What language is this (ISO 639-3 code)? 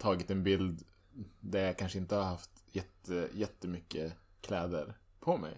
swe